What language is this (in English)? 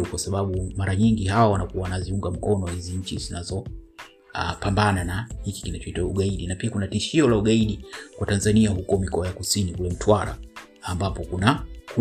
Swahili